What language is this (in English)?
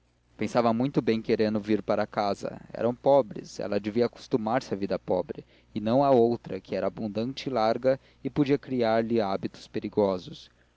Portuguese